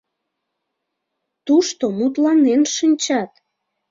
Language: Mari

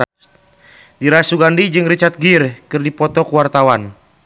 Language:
Sundanese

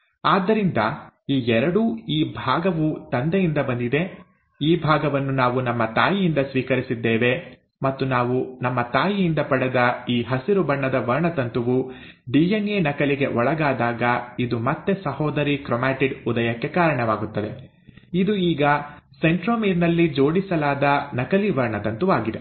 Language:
Kannada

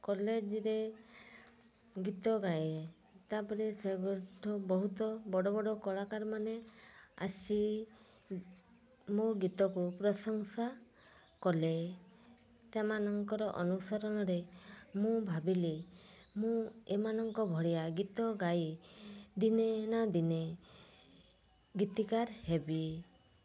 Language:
Odia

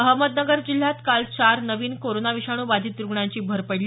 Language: Marathi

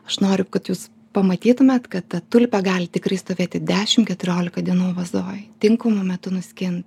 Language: Lithuanian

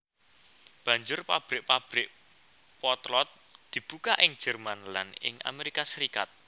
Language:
Javanese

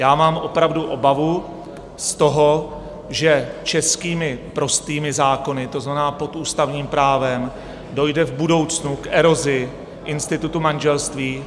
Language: Czech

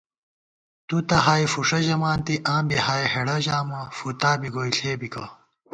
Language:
Gawar-Bati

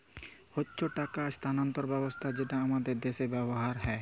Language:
Bangla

